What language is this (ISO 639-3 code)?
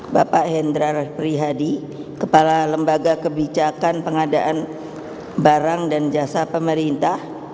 ind